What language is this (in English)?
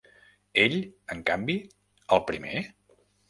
Catalan